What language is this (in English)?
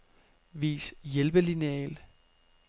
Danish